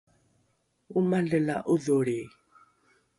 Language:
Rukai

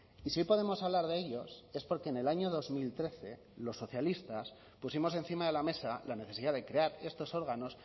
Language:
Spanish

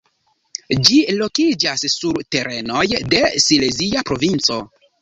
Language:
Esperanto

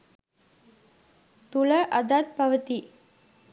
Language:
Sinhala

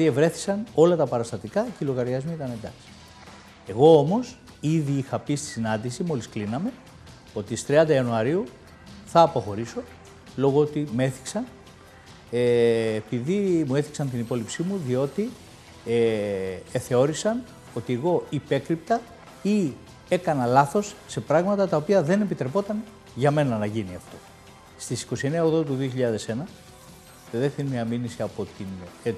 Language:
Greek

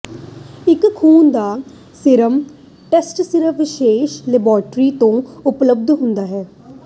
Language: Punjabi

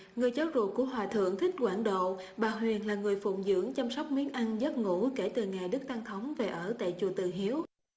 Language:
Vietnamese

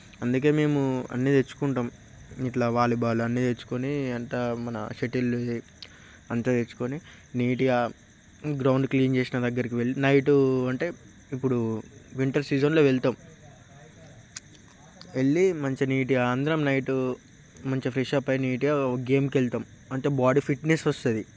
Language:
Telugu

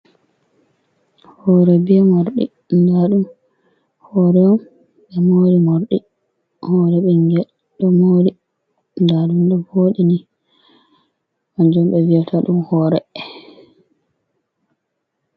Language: Fula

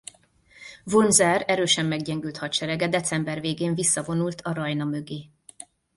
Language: Hungarian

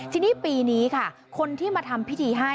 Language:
Thai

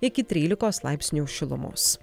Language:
Lithuanian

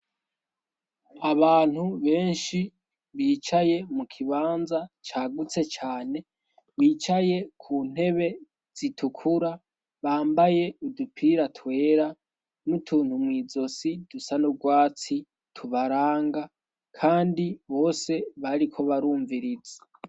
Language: Rundi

